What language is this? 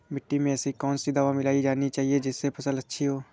Hindi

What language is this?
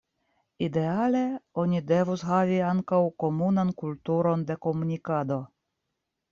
Esperanto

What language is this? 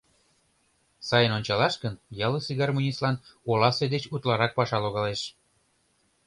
Mari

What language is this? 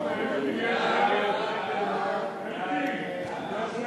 Hebrew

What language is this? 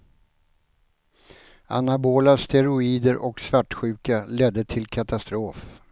Swedish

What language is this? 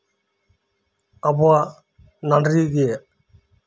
Santali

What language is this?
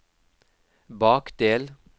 Norwegian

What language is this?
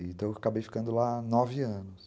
Portuguese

